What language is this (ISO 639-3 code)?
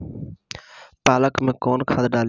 bho